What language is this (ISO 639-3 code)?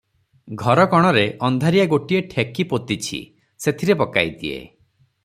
ori